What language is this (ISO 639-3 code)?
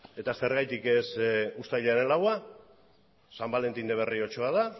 eus